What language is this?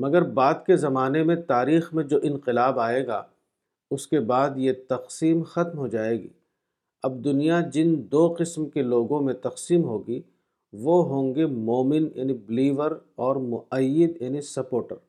Urdu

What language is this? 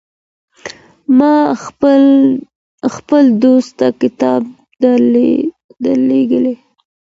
Pashto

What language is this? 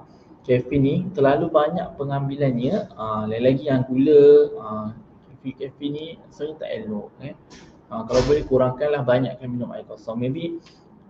Malay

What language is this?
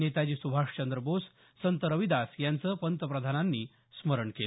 Marathi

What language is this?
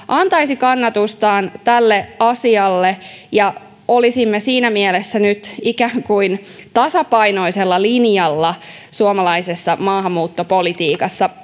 Finnish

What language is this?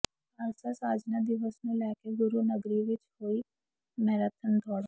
Punjabi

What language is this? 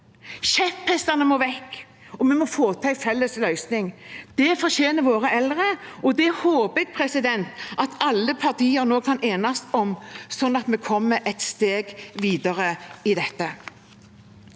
Norwegian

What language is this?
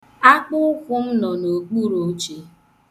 Igbo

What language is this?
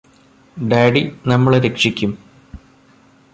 Malayalam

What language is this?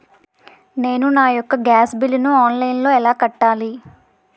Telugu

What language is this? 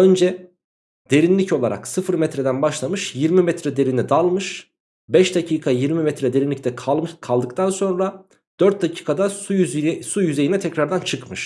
Turkish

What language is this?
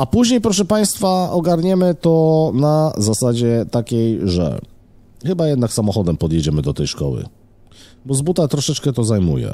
Polish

